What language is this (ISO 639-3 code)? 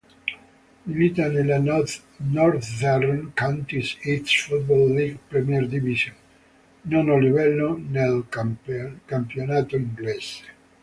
ita